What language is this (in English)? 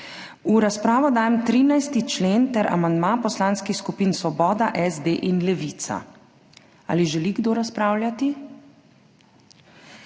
Slovenian